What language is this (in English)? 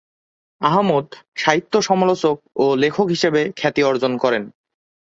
Bangla